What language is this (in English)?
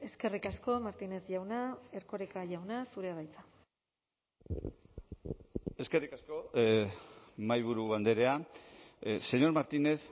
Basque